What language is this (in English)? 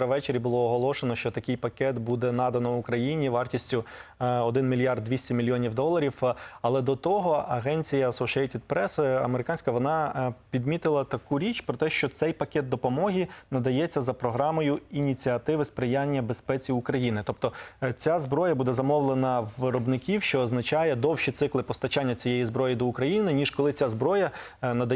Ukrainian